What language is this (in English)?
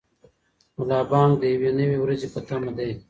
Pashto